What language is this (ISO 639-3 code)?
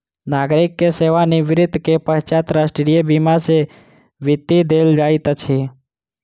mai